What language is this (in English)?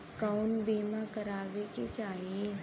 Bhojpuri